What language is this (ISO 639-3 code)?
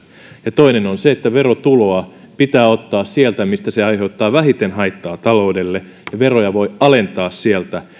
fin